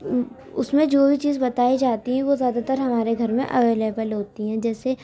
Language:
Urdu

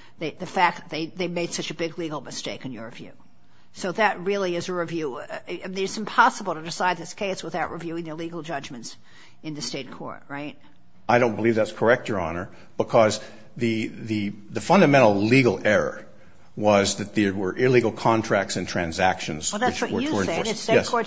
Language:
English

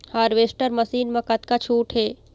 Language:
Chhattisgarhi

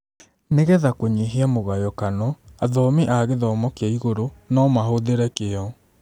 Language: Kikuyu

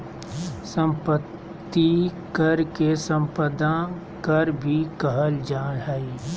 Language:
Magahi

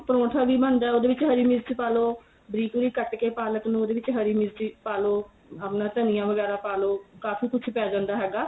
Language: Punjabi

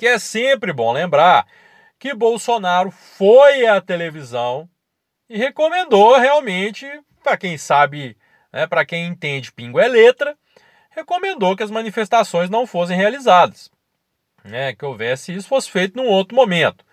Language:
Portuguese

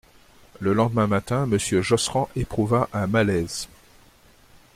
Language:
French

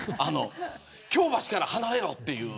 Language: Japanese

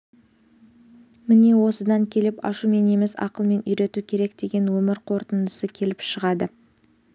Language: Kazakh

